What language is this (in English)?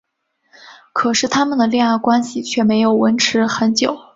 Chinese